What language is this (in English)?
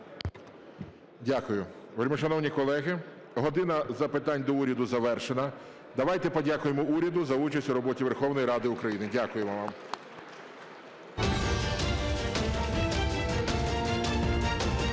Ukrainian